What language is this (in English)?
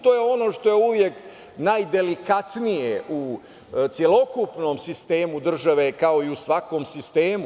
Serbian